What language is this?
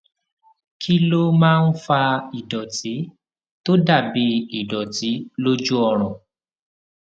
Yoruba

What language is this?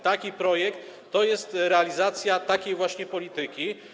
Polish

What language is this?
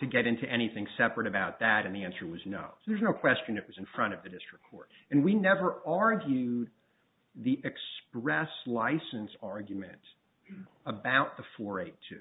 English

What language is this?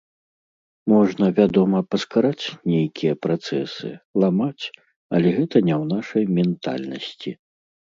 Belarusian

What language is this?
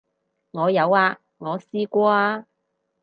Cantonese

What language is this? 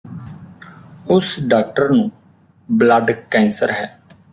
Punjabi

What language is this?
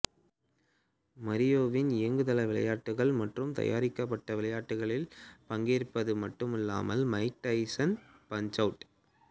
Tamil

